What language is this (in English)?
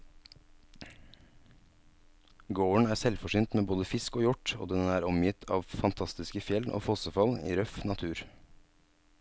Norwegian